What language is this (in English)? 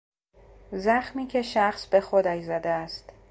Persian